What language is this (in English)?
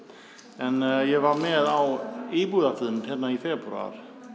Icelandic